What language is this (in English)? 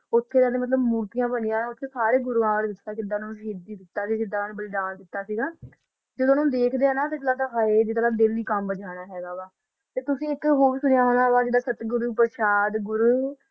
Punjabi